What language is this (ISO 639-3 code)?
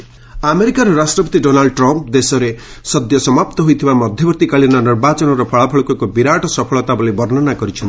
ori